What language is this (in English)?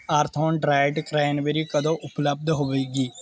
Punjabi